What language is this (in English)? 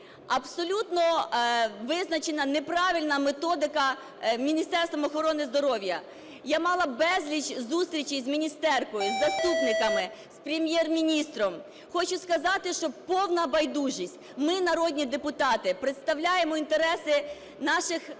Ukrainian